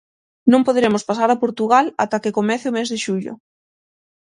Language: Galician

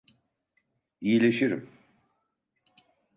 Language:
Turkish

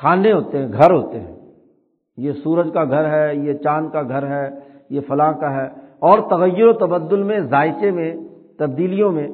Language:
Urdu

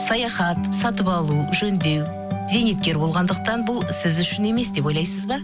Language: Kazakh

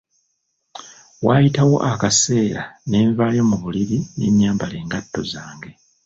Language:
Ganda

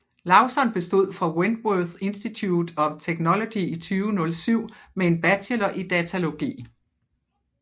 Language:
Danish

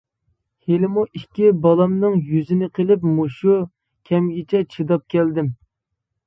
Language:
Uyghur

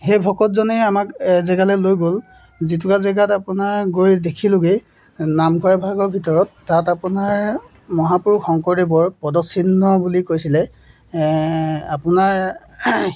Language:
Assamese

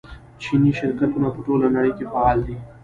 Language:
Pashto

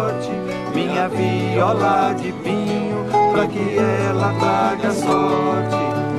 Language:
Portuguese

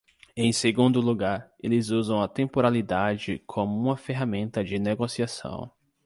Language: Portuguese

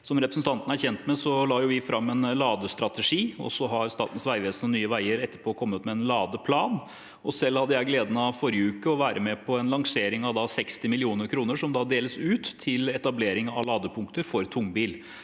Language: Norwegian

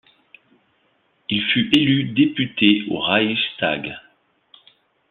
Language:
French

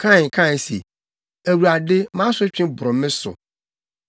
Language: Akan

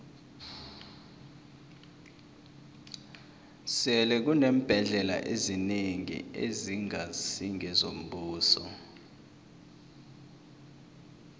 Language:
South Ndebele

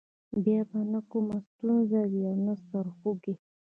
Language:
Pashto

